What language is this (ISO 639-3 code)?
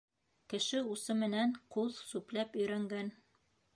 bak